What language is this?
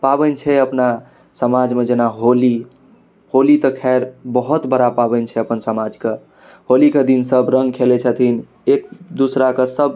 Maithili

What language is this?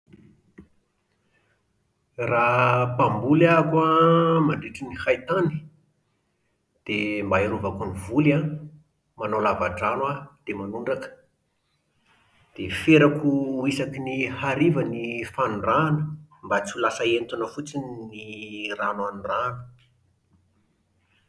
Malagasy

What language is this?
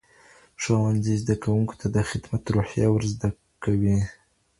Pashto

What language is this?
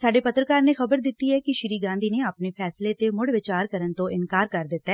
Punjabi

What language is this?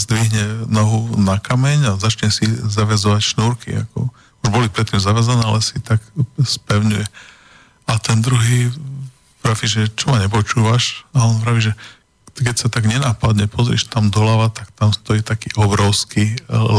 Slovak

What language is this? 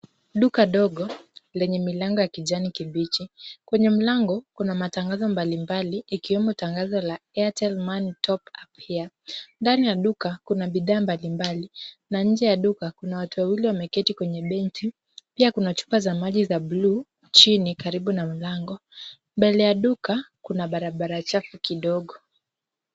Swahili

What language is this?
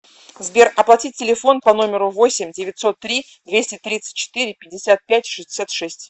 Russian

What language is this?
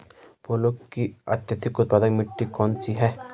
Hindi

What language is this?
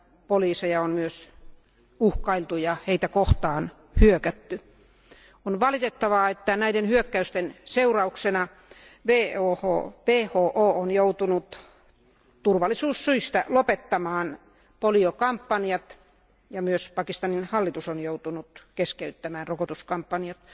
Finnish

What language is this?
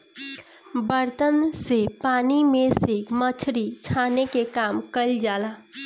Bhojpuri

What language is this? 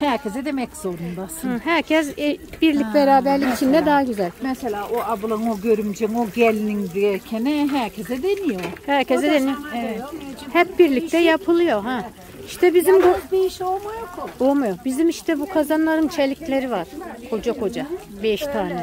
Turkish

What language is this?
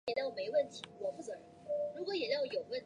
Chinese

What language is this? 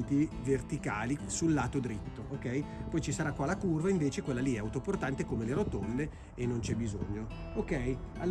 Italian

